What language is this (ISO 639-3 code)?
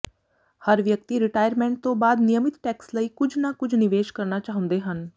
pan